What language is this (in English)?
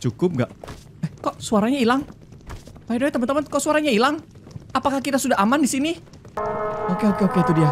Indonesian